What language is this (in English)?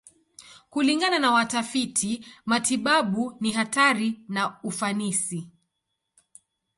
Swahili